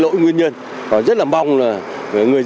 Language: Vietnamese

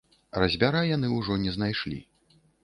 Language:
Belarusian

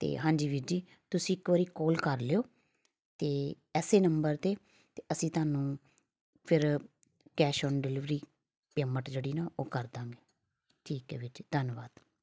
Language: Punjabi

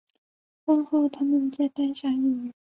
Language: Chinese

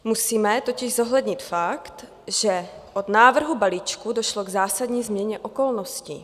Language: Czech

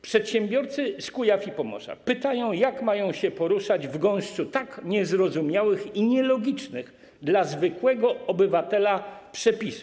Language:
Polish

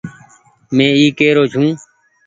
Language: Goaria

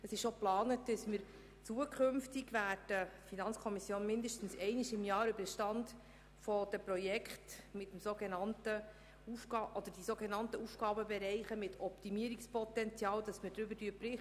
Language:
Swiss German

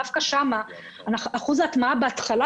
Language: Hebrew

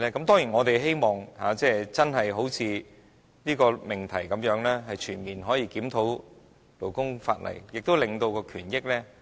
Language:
Cantonese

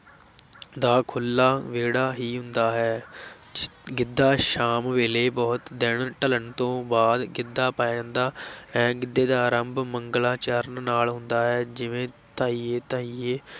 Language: Punjabi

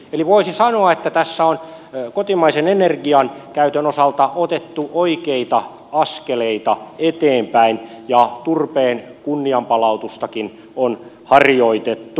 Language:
Finnish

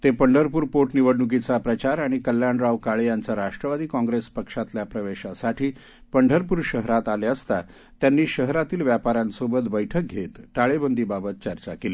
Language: Marathi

